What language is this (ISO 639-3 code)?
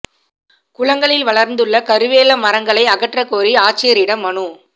tam